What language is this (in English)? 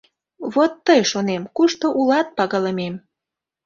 Mari